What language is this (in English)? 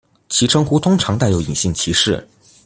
Chinese